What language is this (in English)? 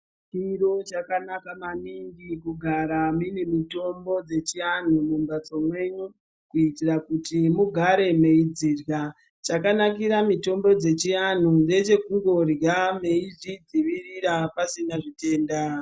Ndau